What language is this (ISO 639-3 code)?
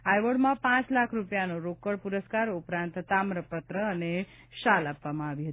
guj